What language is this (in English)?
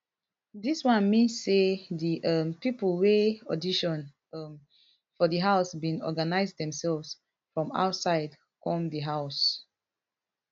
Nigerian Pidgin